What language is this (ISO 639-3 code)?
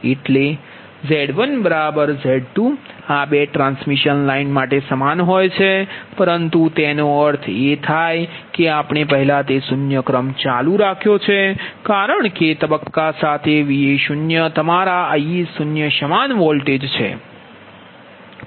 guj